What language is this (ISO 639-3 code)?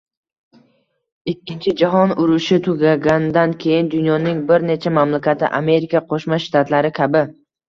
uzb